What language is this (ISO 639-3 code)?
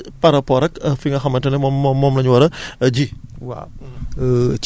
wol